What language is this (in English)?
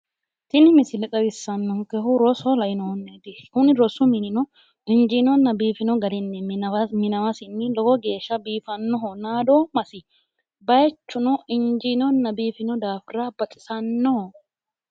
Sidamo